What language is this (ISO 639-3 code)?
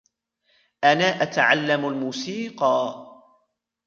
ara